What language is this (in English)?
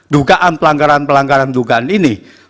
Indonesian